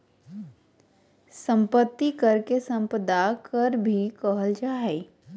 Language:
Magahi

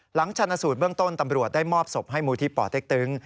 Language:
Thai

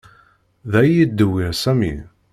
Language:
Kabyle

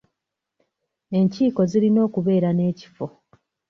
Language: Ganda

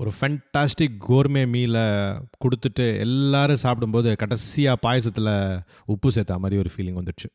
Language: Tamil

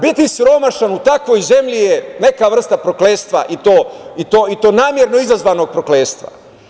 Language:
Serbian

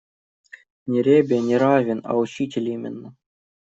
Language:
Russian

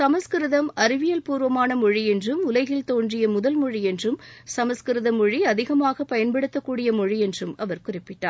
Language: Tamil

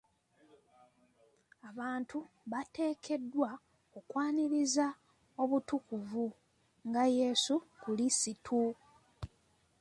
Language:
Ganda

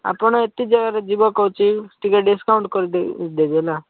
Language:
Odia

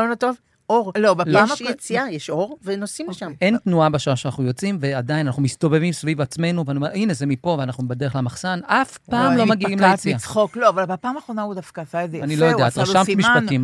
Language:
Hebrew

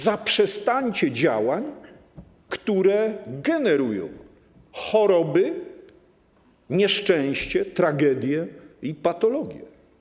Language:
Polish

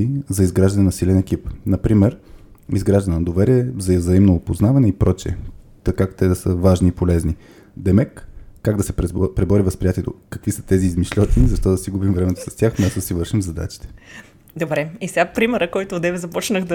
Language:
Bulgarian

